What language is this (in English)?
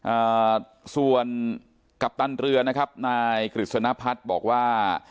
Thai